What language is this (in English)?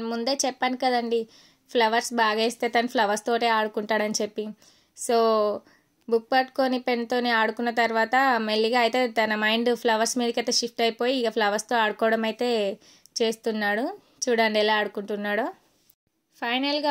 Telugu